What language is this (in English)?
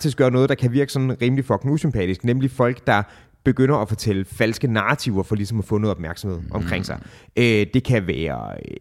Danish